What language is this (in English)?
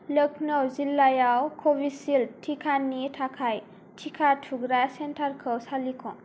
Bodo